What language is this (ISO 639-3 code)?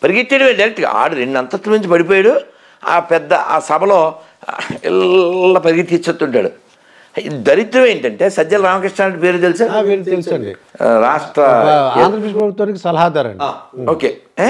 tel